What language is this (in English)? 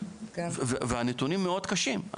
Hebrew